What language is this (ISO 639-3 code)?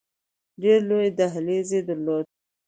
pus